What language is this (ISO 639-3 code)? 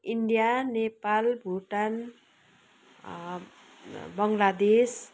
nep